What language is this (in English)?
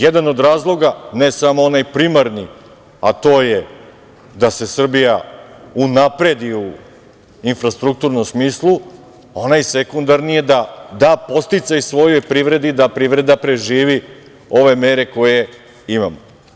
Serbian